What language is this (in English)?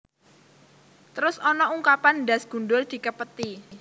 Javanese